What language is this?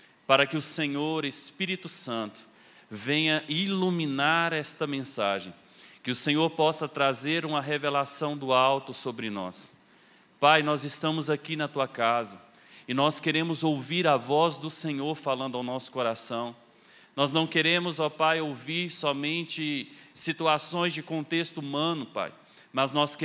Portuguese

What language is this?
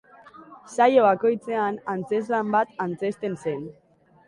Basque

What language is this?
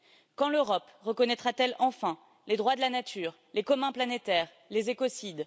French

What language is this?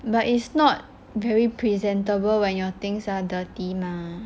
English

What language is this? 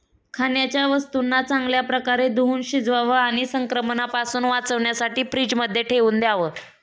Marathi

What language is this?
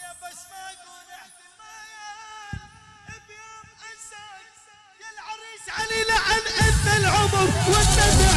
Arabic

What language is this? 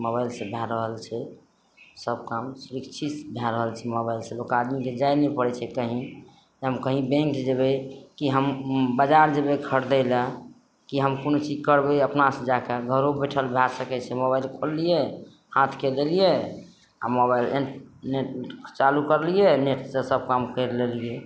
Maithili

